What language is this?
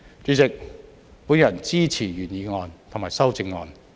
Cantonese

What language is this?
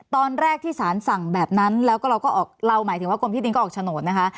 Thai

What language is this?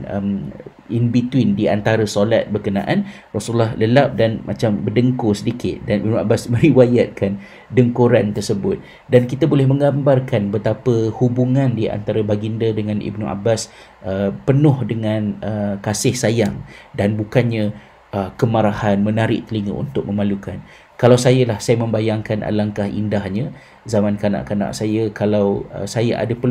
Malay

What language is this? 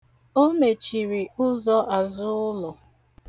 Igbo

